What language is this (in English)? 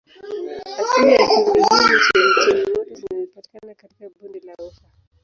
Swahili